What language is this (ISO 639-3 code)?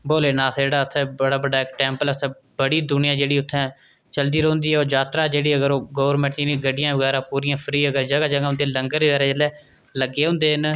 doi